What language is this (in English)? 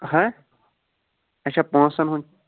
Kashmiri